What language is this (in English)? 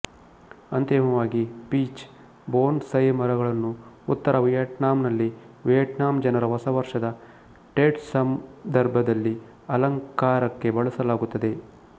Kannada